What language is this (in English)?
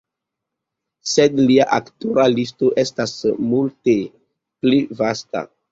Esperanto